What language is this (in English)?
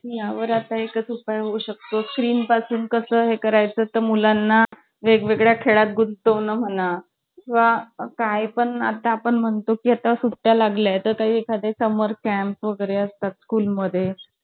Marathi